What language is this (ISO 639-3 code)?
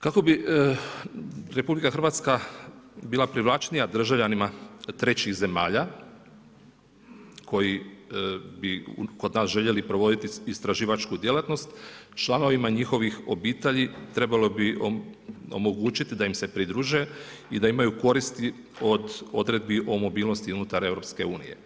hrv